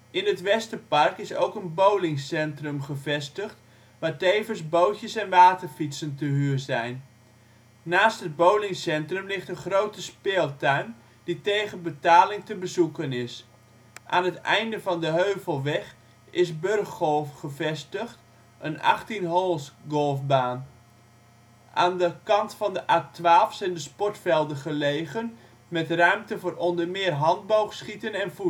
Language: Dutch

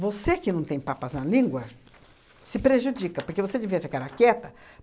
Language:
Portuguese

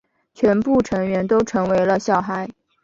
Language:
Chinese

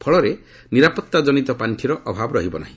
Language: Odia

